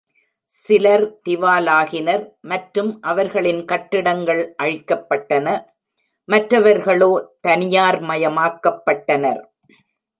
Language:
Tamil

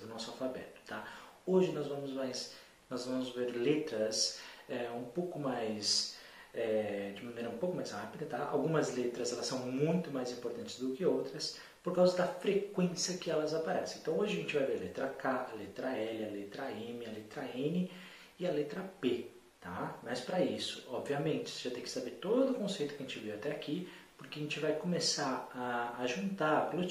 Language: Portuguese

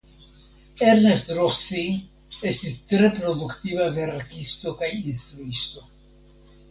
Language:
Esperanto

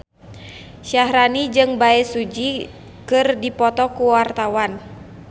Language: Sundanese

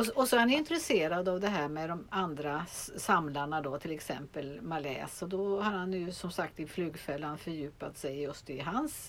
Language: Swedish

